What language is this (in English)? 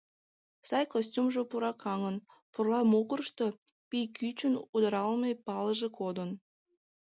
Mari